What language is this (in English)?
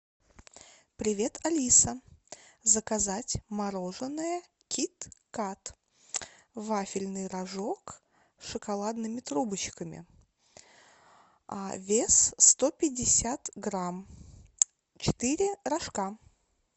Russian